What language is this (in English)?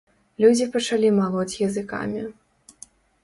Belarusian